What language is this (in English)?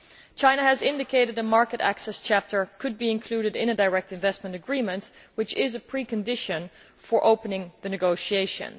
English